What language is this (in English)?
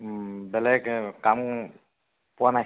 Assamese